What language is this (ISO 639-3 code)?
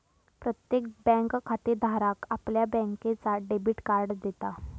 mar